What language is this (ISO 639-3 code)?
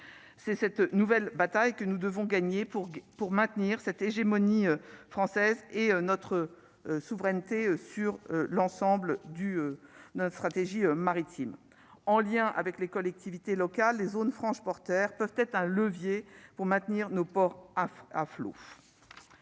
fra